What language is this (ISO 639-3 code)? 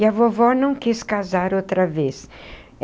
por